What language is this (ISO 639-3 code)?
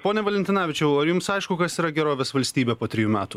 lit